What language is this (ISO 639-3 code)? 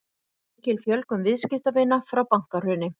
isl